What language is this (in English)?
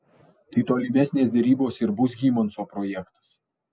Lithuanian